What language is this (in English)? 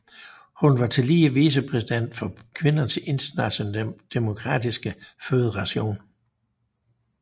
Danish